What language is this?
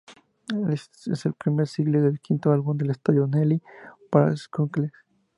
Spanish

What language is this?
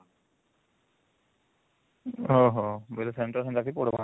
Odia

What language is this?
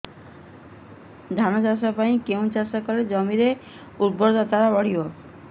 Odia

